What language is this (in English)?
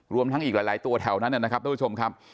Thai